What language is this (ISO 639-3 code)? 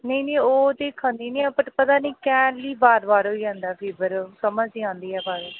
doi